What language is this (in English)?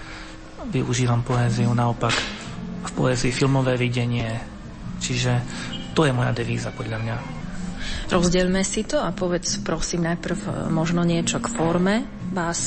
Slovak